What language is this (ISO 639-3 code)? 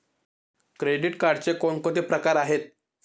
mar